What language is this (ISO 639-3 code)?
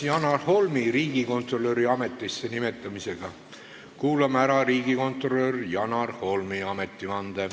est